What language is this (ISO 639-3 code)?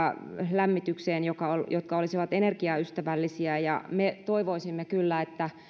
fin